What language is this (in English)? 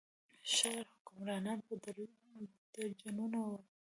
Pashto